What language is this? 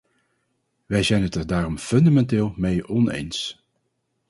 Dutch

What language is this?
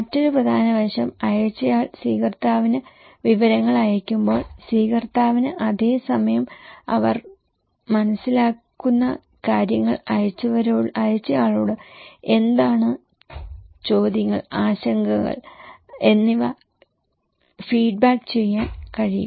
Malayalam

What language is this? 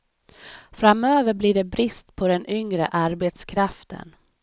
Swedish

